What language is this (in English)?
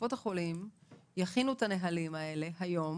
Hebrew